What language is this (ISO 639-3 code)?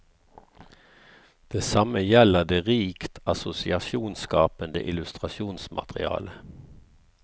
nor